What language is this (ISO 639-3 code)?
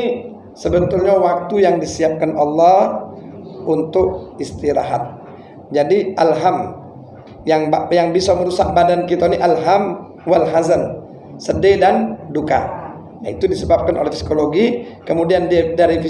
ind